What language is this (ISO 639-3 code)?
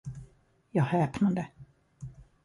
swe